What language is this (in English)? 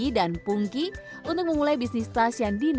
Indonesian